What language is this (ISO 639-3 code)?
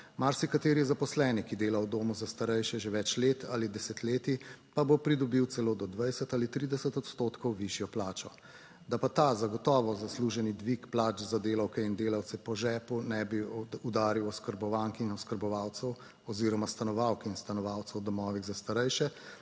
slv